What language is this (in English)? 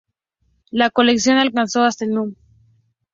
Spanish